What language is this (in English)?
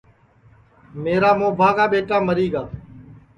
Sansi